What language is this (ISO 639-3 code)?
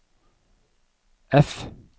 nor